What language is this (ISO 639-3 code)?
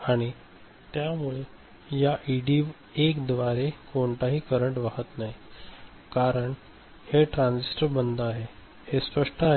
mar